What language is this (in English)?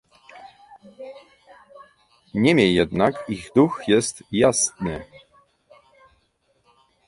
Polish